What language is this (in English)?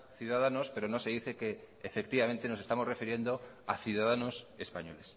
Spanish